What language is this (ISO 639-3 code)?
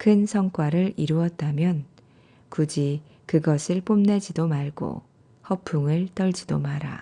kor